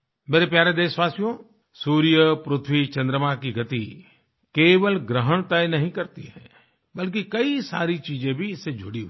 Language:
Hindi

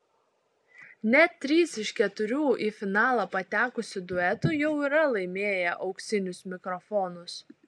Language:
Lithuanian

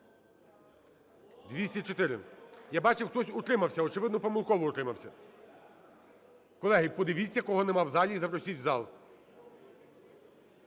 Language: Ukrainian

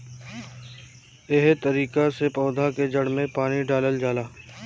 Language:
Bhojpuri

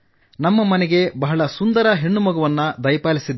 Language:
Kannada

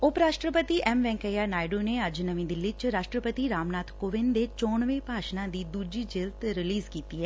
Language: Punjabi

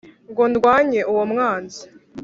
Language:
Kinyarwanda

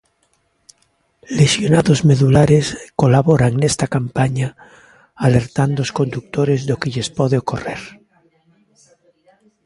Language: Galician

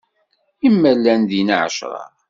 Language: Kabyle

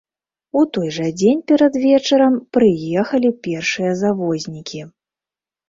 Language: Belarusian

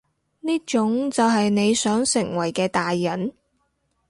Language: Cantonese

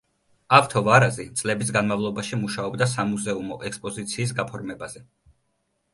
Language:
Georgian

